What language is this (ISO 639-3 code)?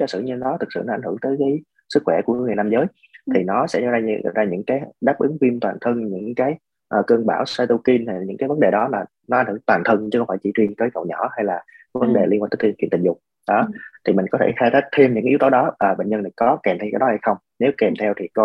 vie